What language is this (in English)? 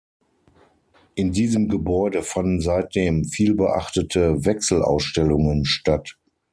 German